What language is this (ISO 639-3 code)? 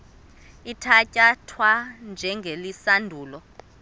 xho